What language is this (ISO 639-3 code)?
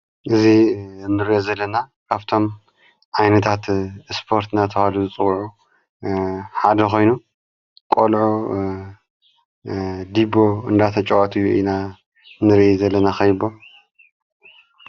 tir